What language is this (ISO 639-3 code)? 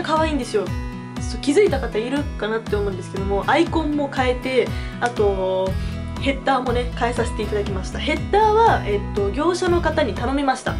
jpn